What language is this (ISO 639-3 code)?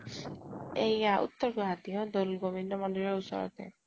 asm